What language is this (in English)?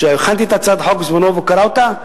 Hebrew